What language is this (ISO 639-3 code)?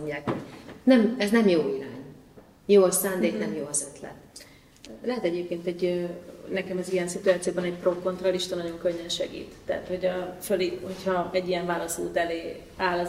hun